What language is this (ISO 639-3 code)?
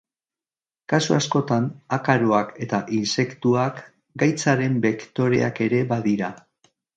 eus